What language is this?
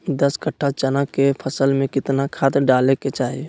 Magahi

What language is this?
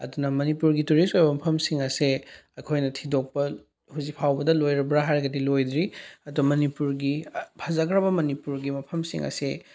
Manipuri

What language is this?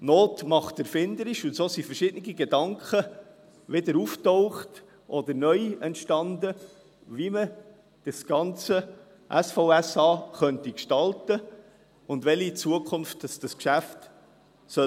Swiss German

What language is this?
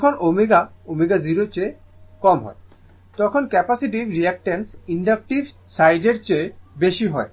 Bangla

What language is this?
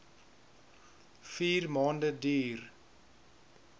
Afrikaans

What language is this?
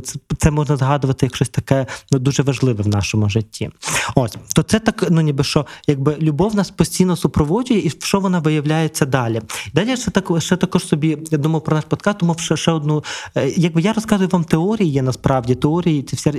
Ukrainian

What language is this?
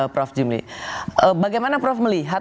Indonesian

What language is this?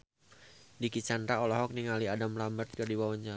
Sundanese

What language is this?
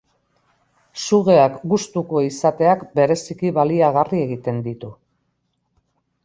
Basque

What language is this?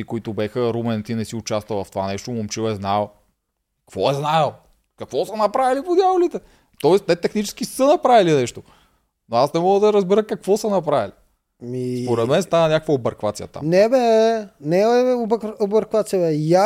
Bulgarian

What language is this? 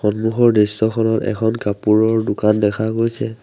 Assamese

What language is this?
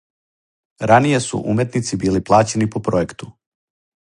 Serbian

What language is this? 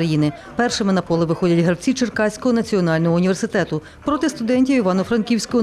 Ukrainian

